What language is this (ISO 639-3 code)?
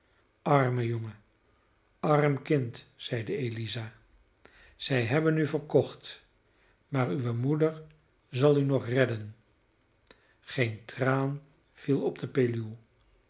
nld